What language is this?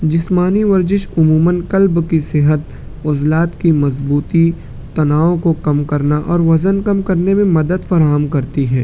Urdu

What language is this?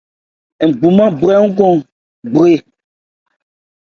Ebrié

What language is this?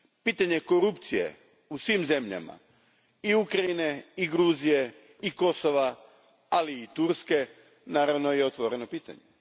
Croatian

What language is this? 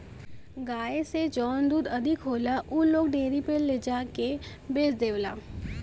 Bhojpuri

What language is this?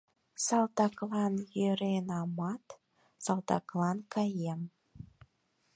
Mari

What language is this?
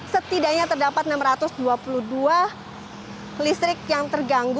Indonesian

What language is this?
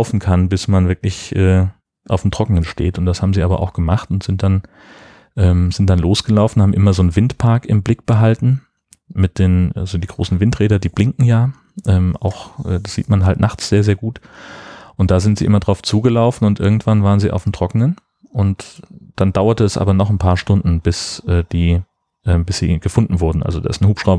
German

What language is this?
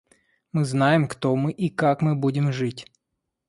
Russian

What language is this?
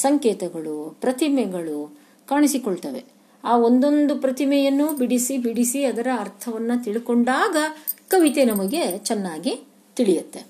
Kannada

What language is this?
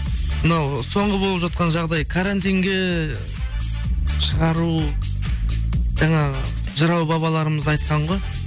Kazakh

